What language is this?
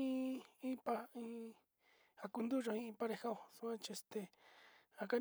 Sinicahua Mixtec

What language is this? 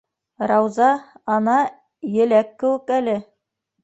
Bashkir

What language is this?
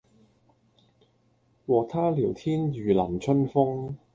Cantonese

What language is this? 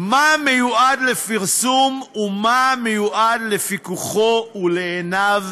Hebrew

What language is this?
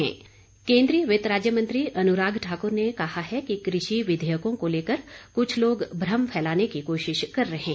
Hindi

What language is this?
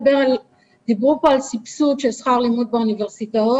Hebrew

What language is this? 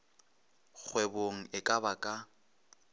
Northern Sotho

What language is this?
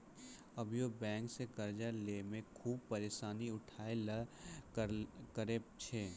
Maithili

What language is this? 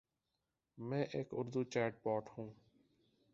Urdu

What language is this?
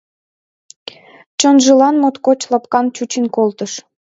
Mari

